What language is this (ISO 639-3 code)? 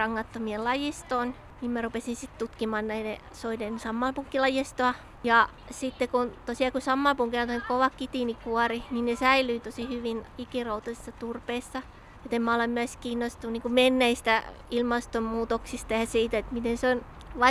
fin